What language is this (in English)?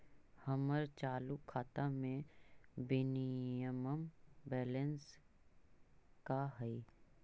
Magahi